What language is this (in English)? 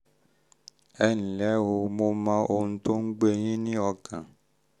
Yoruba